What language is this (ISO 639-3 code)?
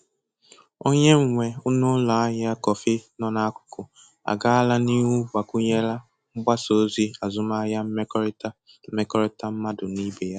ibo